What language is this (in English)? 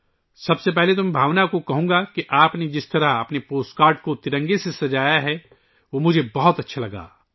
Urdu